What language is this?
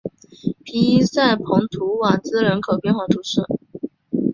Chinese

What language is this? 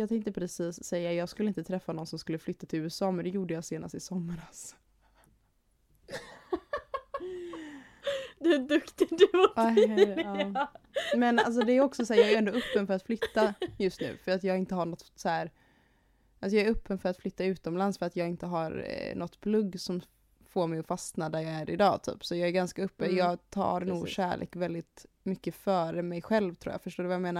Swedish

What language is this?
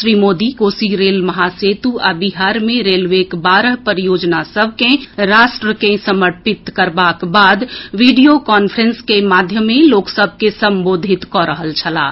Maithili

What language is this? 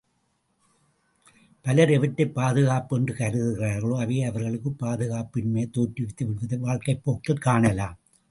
Tamil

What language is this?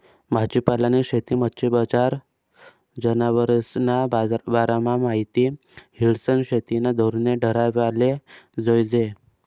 Marathi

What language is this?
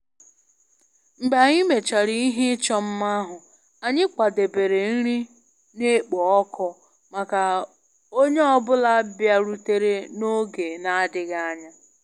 Igbo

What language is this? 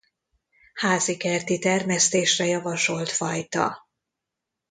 Hungarian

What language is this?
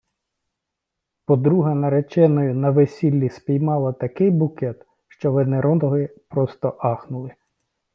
Ukrainian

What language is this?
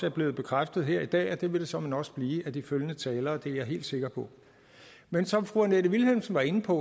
Danish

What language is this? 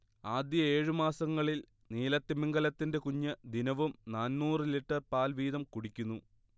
Malayalam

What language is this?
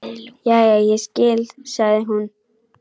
Icelandic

